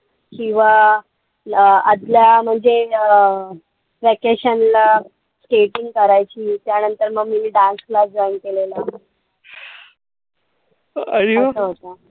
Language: Marathi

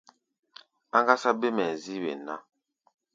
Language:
Gbaya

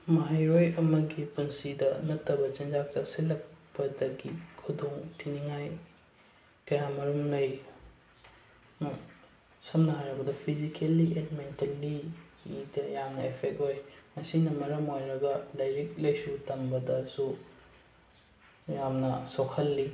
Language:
Manipuri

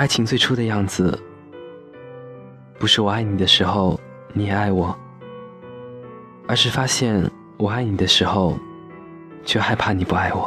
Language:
Chinese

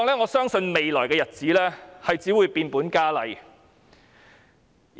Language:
Cantonese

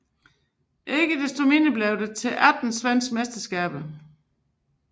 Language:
Danish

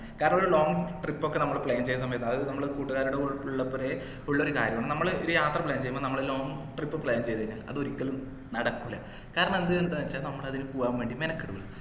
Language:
Malayalam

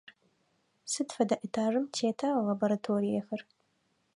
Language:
Adyghe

